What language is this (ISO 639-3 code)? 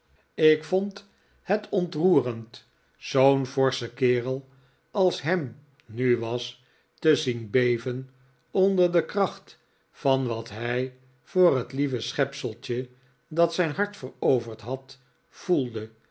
nld